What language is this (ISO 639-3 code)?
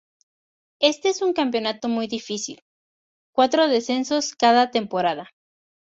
spa